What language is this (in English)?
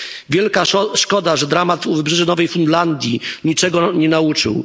Polish